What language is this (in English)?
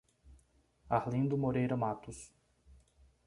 Portuguese